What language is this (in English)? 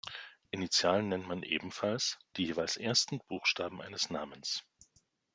German